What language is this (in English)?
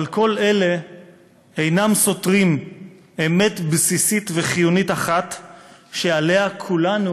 Hebrew